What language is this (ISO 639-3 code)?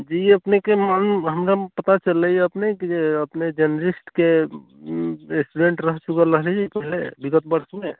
mai